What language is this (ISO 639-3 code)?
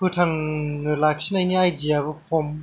brx